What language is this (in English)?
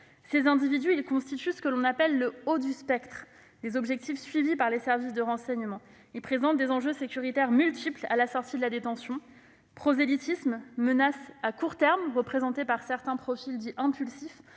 French